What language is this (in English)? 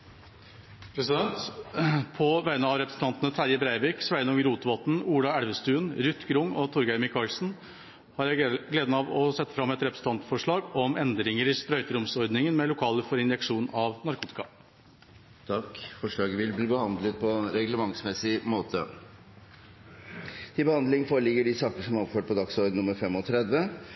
Norwegian